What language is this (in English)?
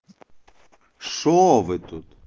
Russian